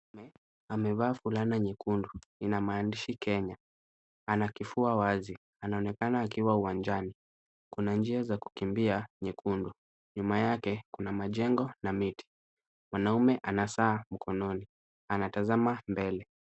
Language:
Swahili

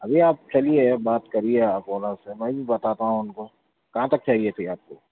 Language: Urdu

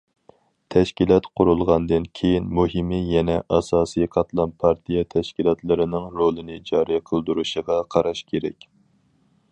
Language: Uyghur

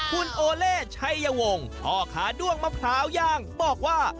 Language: Thai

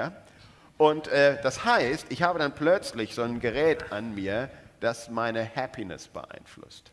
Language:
German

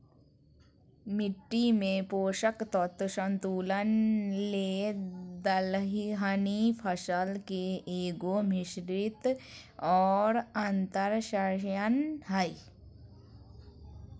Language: Magahi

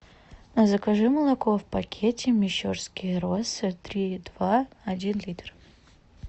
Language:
Russian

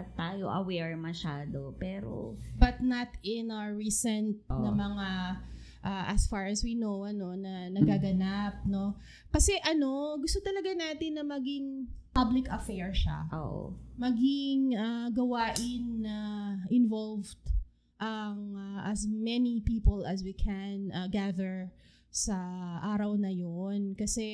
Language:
Filipino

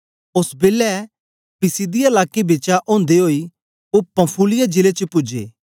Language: Dogri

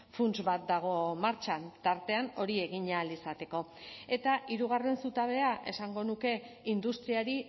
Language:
Basque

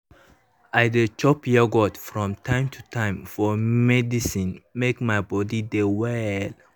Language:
Nigerian Pidgin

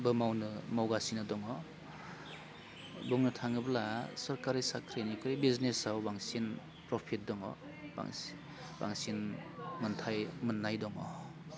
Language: Bodo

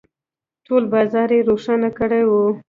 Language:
Pashto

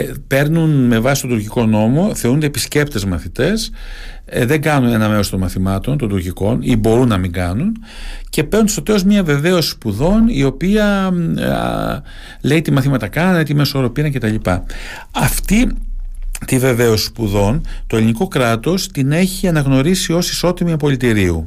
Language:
Greek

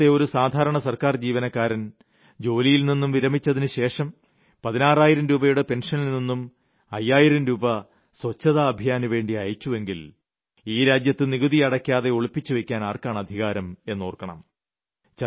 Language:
Malayalam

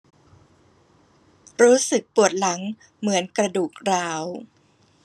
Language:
Thai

